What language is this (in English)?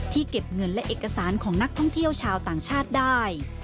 Thai